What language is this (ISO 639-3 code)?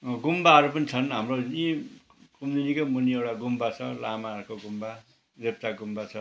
nep